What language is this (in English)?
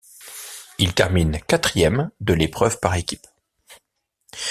French